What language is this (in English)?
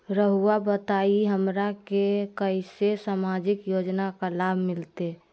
Magahi